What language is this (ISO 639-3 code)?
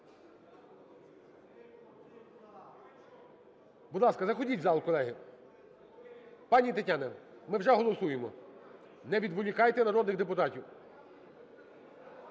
ukr